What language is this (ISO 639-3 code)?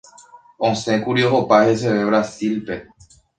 grn